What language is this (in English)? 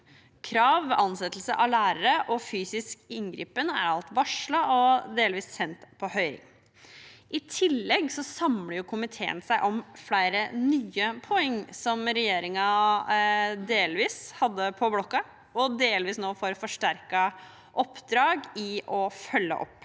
Norwegian